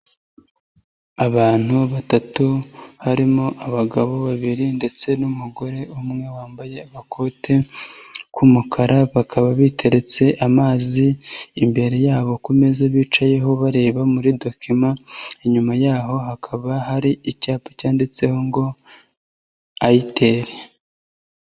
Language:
Kinyarwanda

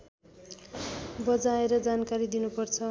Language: Nepali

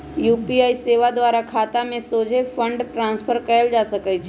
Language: Magahi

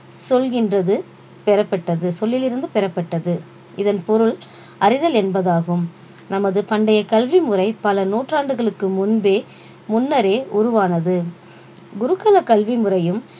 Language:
Tamil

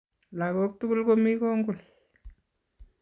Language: Kalenjin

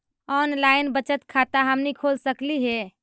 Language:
Magahi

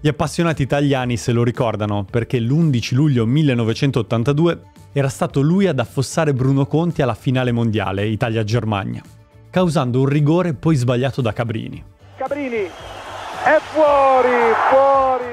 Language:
Italian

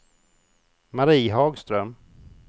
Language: Swedish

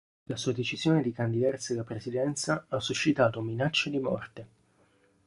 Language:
Italian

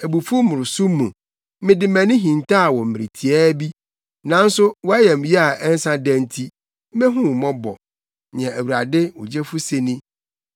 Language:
Akan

